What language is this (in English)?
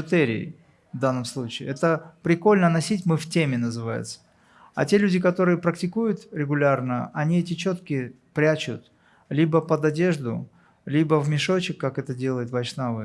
Russian